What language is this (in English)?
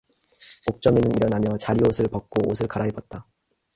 Korean